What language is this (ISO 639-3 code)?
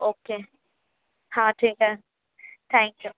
urd